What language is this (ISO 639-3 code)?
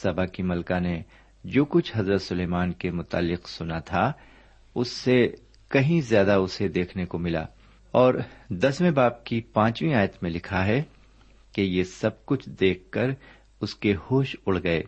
urd